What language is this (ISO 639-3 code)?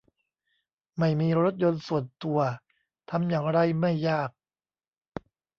tha